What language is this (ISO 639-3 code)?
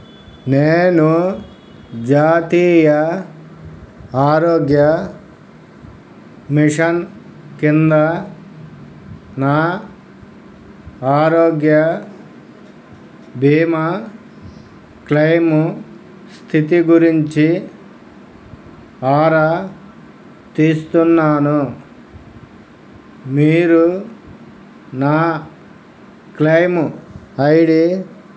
tel